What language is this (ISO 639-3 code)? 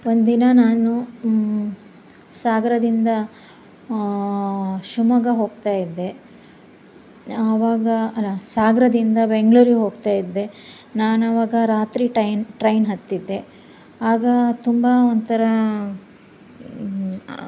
kan